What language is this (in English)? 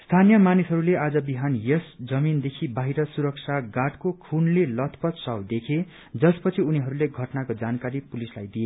Nepali